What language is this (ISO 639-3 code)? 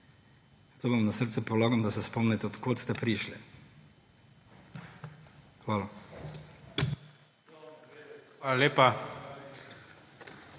slv